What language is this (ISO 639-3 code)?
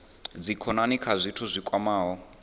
ven